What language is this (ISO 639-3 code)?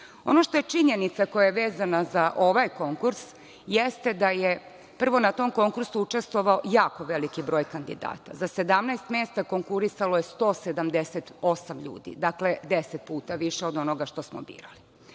srp